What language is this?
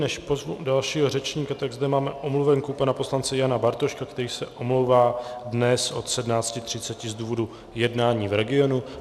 Czech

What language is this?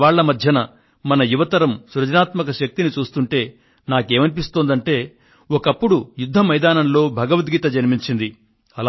Telugu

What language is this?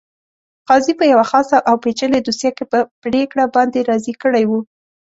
Pashto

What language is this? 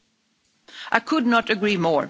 English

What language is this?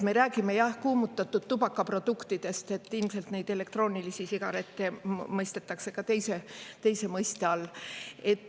Estonian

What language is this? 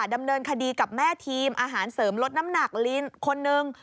Thai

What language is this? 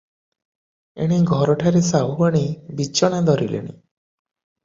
Odia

